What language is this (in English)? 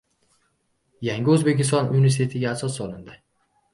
Uzbek